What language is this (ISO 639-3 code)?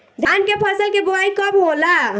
bho